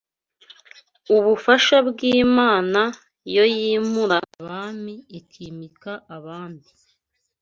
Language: Kinyarwanda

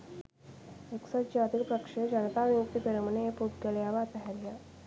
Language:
Sinhala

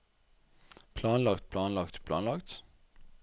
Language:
Norwegian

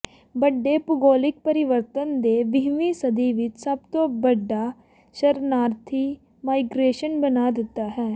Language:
Punjabi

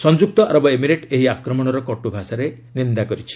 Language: Odia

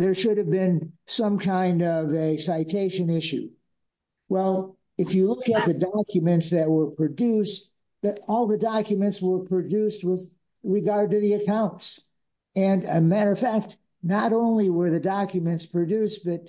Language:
English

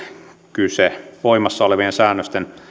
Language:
Finnish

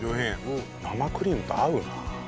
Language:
Japanese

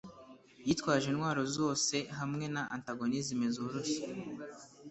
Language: Kinyarwanda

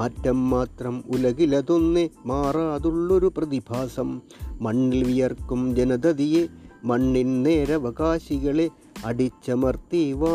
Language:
Malayalam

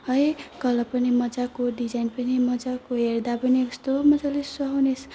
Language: Nepali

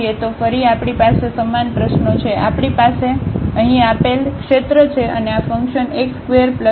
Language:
Gujarati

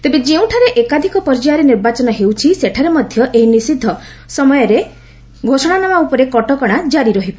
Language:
Odia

